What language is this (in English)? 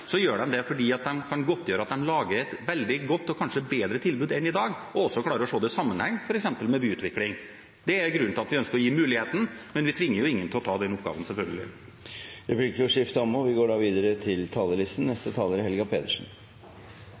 Norwegian